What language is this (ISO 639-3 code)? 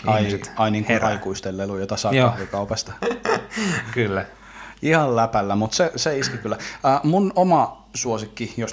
fin